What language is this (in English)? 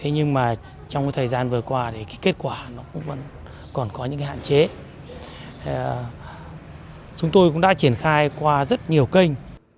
Vietnamese